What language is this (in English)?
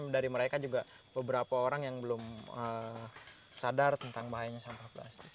Indonesian